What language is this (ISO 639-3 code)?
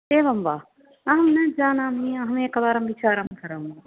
san